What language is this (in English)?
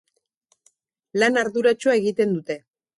Basque